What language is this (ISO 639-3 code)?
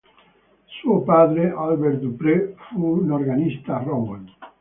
ita